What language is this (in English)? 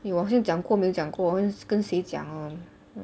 English